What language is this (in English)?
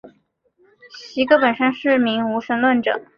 Chinese